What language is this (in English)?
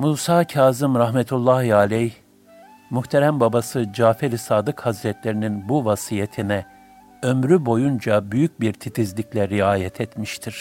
Turkish